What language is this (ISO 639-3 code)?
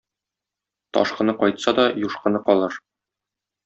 tat